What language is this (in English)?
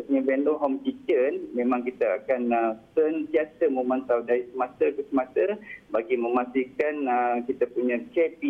Malay